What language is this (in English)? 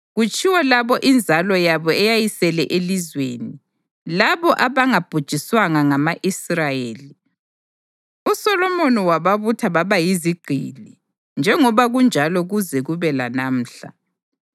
North Ndebele